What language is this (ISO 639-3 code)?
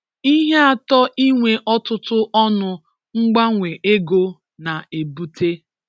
ibo